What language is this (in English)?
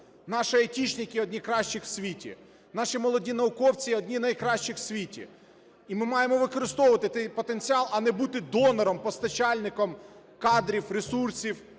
Ukrainian